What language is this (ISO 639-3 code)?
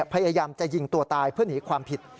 tha